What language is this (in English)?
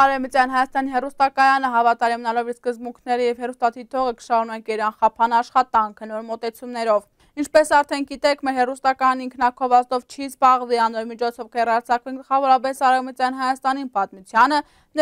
Turkish